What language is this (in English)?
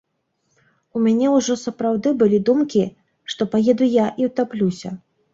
Belarusian